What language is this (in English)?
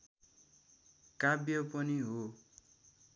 Nepali